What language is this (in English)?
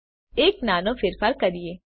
Gujarati